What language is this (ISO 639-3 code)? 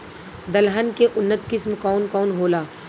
bho